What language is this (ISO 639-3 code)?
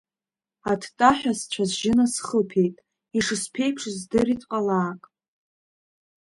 abk